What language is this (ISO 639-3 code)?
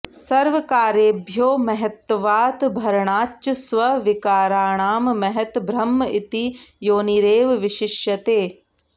san